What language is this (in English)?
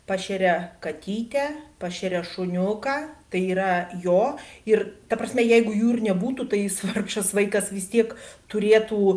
Lithuanian